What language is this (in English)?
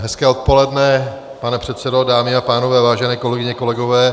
Czech